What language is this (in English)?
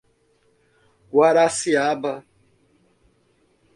Portuguese